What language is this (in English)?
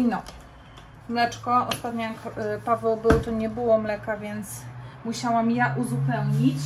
Polish